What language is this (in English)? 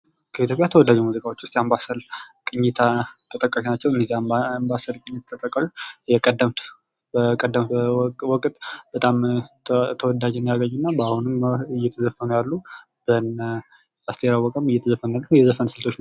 Amharic